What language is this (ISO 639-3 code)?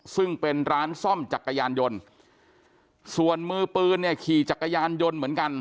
tha